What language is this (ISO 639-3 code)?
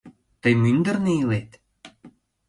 chm